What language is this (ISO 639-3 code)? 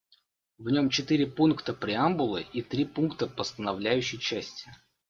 rus